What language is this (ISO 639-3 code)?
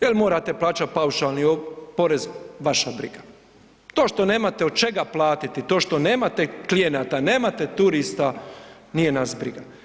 hrv